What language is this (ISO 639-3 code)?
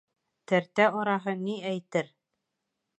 bak